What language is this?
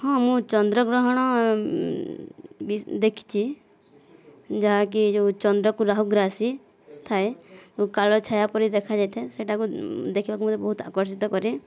Odia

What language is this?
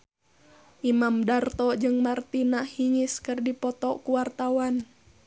Sundanese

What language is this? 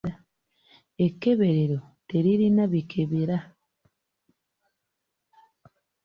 Ganda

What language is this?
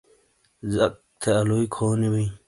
Shina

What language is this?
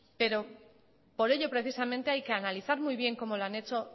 Spanish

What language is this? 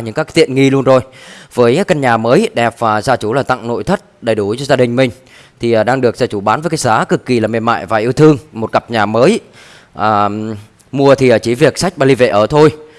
Vietnamese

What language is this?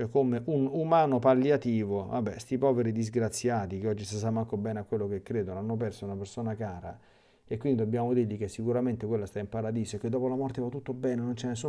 Italian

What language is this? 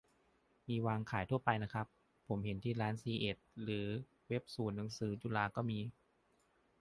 Thai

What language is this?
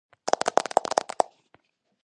Georgian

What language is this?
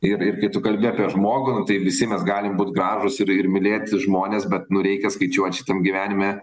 Lithuanian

